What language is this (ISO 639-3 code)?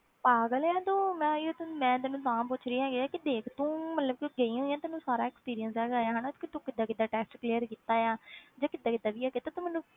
pan